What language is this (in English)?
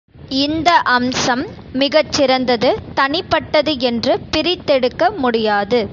Tamil